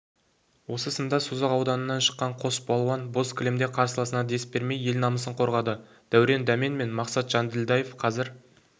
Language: Kazakh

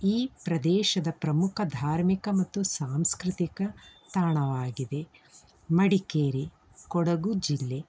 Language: Kannada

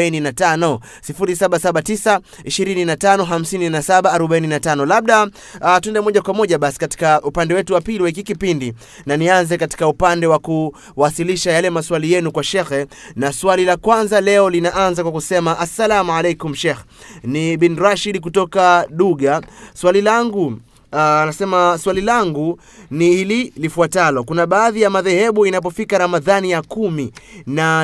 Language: Swahili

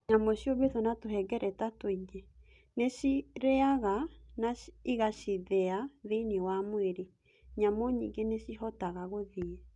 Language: Kikuyu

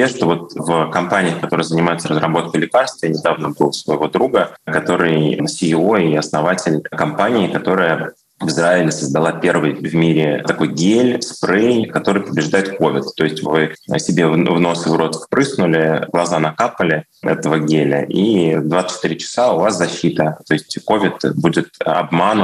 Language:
Russian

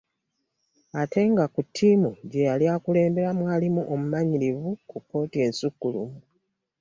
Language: Ganda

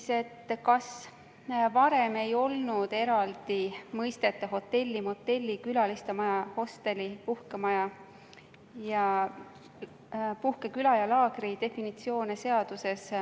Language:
Estonian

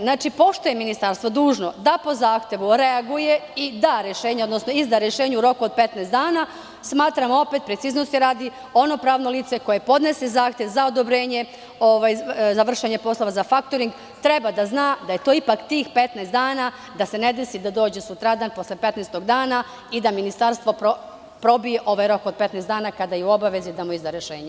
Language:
Serbian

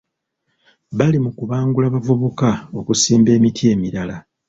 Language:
Ganda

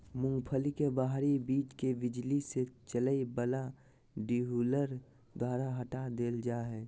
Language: Magahi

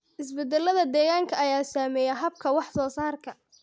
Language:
Somali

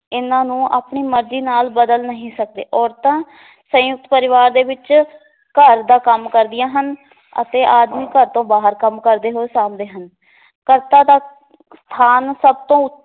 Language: Punjabi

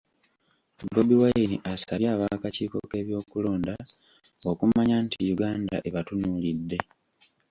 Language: Ganda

